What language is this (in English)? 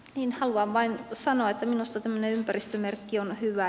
Finnish